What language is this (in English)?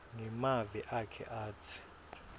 Swati